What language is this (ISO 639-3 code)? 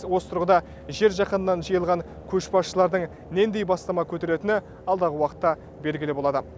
kaz